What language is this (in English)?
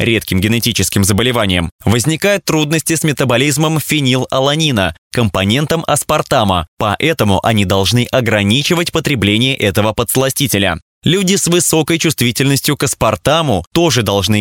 Russian